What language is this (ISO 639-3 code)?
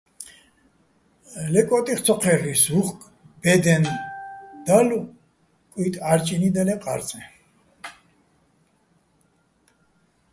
bbl